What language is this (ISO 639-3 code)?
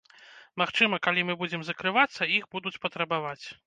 bel